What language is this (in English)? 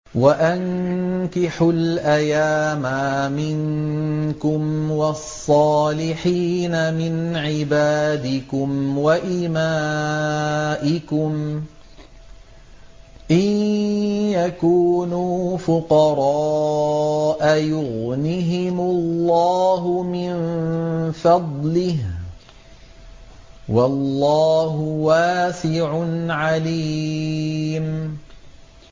Arabic